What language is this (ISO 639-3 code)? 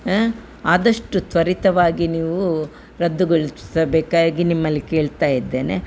kan